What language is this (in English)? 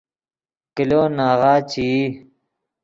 Yidgha